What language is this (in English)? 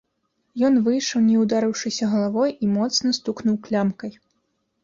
Belarusian